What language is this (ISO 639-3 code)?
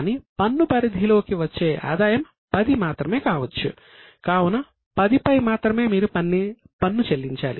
tel